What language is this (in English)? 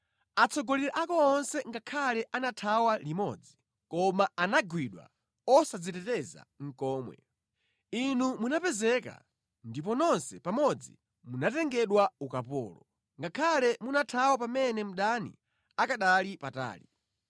Nyanja